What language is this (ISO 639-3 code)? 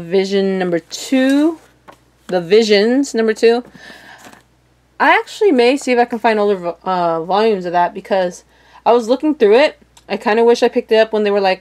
eng